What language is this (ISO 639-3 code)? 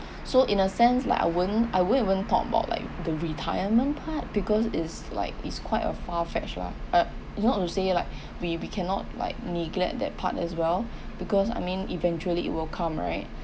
eng